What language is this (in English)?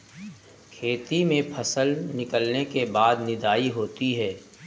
Hindi